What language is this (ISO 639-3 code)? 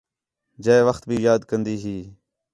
xhe